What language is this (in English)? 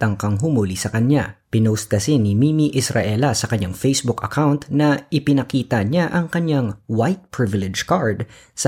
Filipino